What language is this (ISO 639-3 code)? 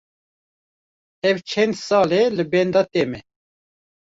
kur